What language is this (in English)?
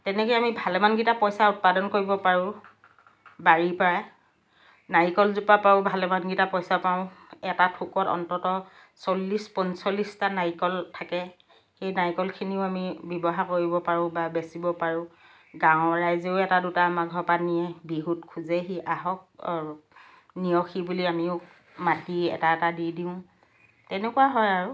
Assamese